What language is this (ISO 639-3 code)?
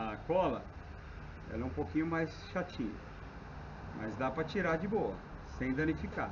por